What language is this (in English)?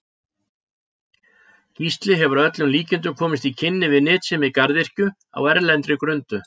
Icelandic